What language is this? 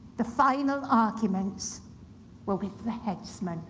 English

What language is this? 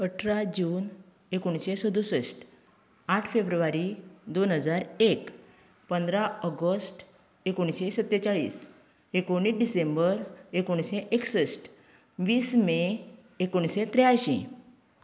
Konkani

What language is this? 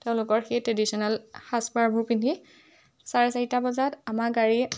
Assamese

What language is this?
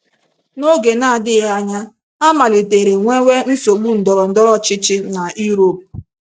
Igbo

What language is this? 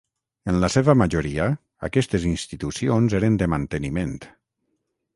Catalan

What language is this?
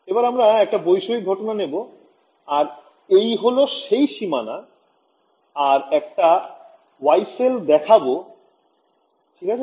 Bangla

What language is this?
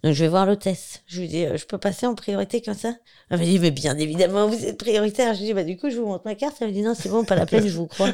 French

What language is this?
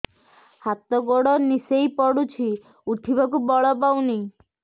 Odia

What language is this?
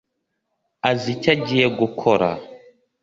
Kinyarwanda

